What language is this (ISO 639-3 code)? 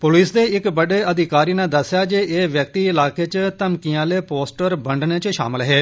doi